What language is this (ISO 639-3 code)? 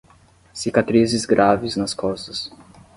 por